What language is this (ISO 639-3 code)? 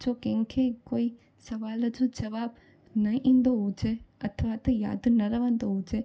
snd